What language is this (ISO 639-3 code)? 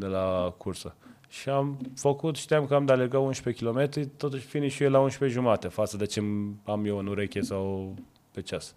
ron